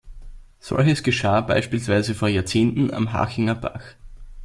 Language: German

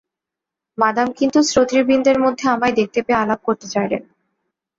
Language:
Bangla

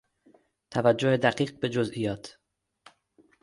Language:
Persian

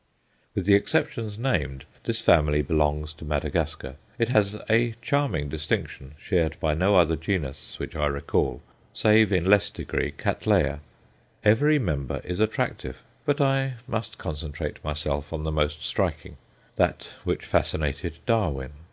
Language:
English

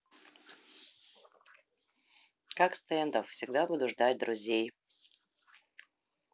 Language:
Russian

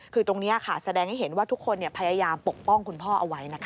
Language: Thai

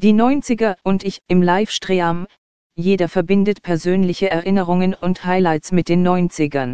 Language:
German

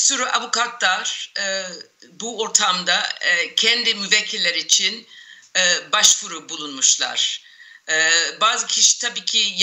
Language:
Turkish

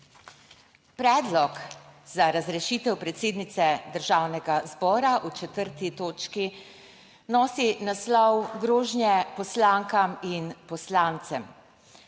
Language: Slovenian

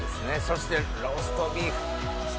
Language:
Japanese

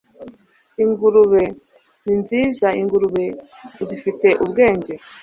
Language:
Kinyarwanda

